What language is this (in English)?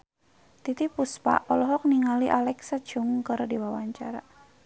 Sundanese